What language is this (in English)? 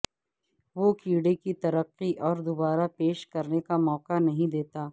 Urdu